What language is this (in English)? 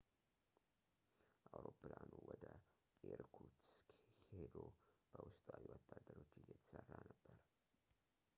Amharic